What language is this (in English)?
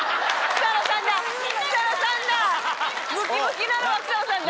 Japanese